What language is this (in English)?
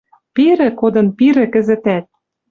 Western Mari